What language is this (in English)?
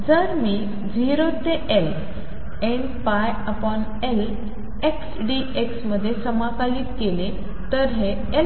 Marathi